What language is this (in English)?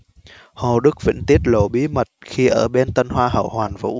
Vietnamese